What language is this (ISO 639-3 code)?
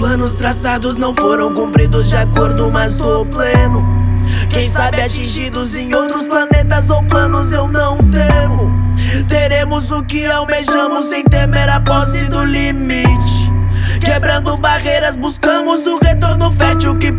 por